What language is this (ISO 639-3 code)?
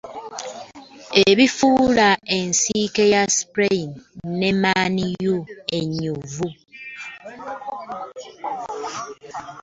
lug